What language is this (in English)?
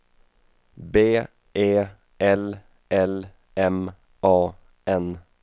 Swedish